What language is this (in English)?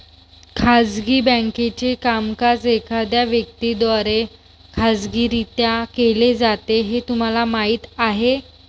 Marathi